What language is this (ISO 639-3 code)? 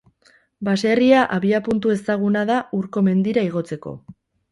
eus